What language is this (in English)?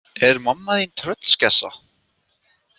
Icelandic